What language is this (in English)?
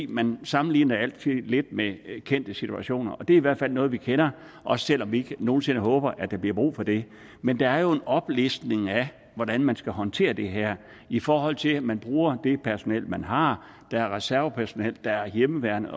Danish